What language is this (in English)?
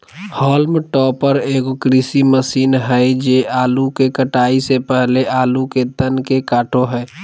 Magahi